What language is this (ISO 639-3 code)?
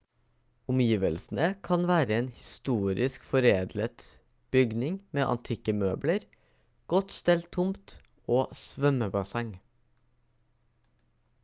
nob